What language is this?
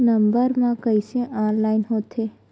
Chhattisgarhi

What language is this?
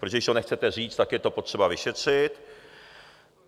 Czech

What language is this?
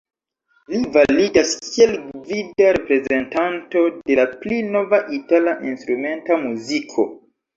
Esperanto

